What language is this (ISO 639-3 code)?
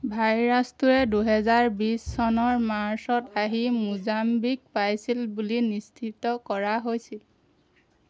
asm